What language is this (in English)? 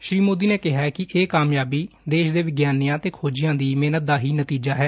Punjabi